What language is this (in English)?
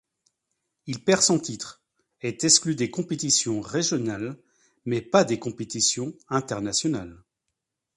French